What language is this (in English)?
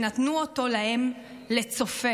Hebrew